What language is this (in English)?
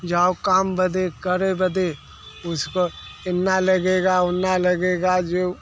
Hindi